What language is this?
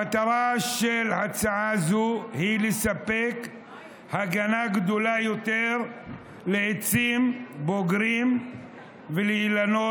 Hebrew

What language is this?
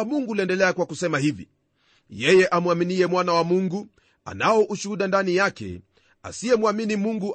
Swahili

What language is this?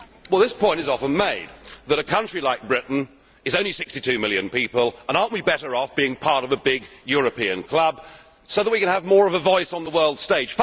English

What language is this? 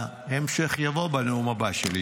Hebrew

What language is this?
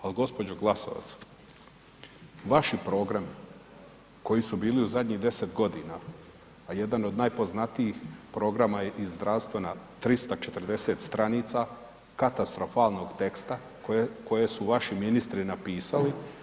Croatian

